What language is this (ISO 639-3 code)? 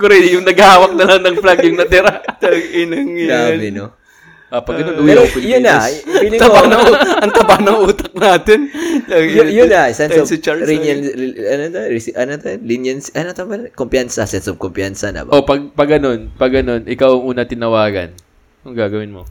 fil